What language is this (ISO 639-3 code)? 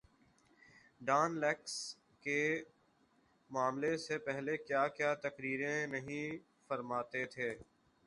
urd